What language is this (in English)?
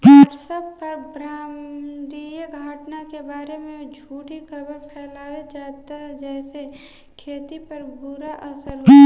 Bhojpuri